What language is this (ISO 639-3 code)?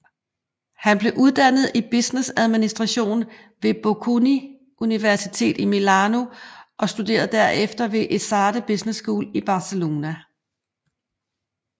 dan